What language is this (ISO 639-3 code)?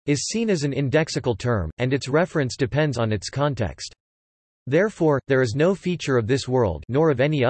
eng